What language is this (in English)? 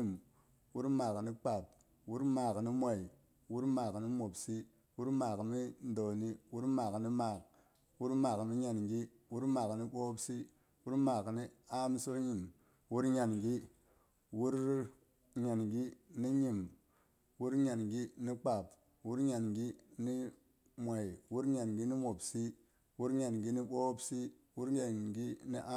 Boghom